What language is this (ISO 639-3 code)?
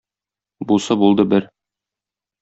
tat